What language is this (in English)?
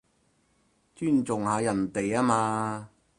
Cantonese